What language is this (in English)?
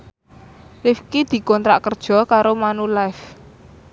Javanese